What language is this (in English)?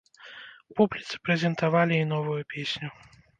Belarusian